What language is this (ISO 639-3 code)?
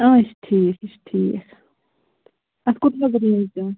kas